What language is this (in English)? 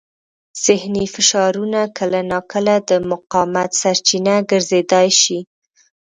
Pashto